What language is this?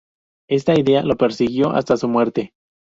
Spanish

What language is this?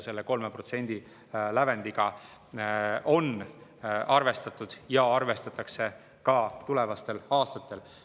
Estonian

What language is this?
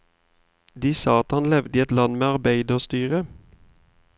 Norwegian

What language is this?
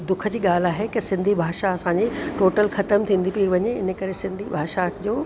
Sindhi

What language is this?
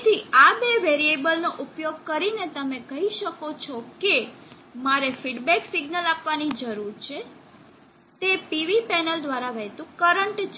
Gujarati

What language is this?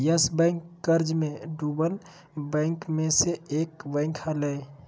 Magahi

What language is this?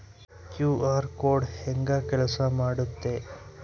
Kannada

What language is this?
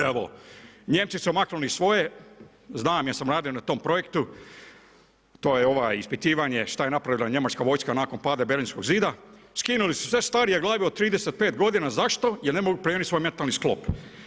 Croatian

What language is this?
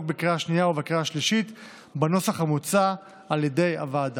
Hebrew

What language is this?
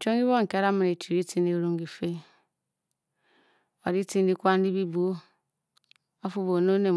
Bokyi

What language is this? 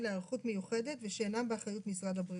Hebrew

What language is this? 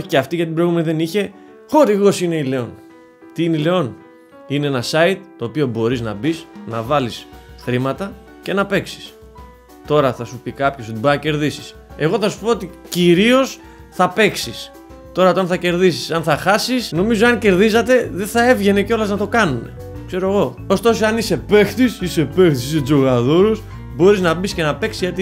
Greek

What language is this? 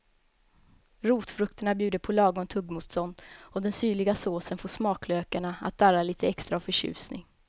Swedish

